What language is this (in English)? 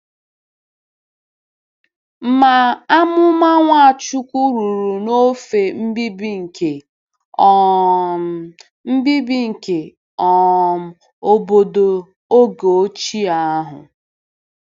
Igbo